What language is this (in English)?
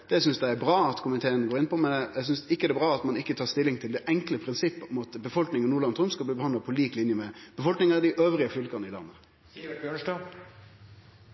Norwegian Nynorsk